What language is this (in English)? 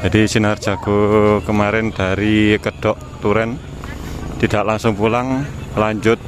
Indonesian